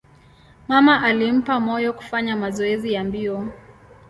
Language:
Swahili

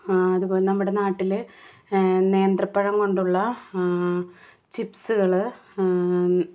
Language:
Malayalam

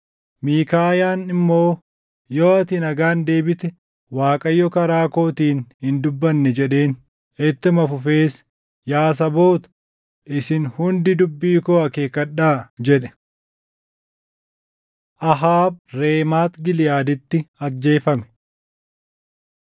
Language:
Oromo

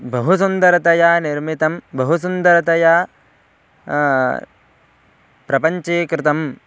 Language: Sanskrit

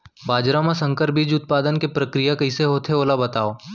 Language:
Chhattisgarhi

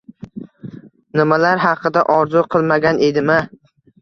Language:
Uzbek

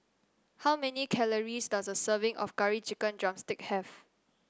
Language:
English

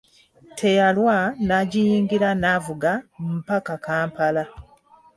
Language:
Ganda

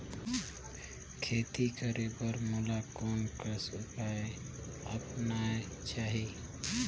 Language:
Chhattisgarhi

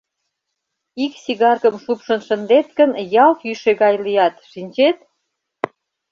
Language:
Mari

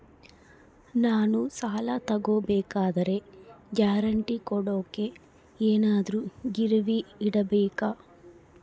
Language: Kannada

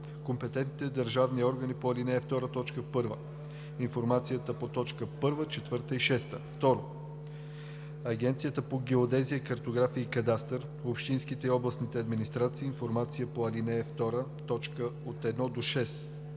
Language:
Bulgarian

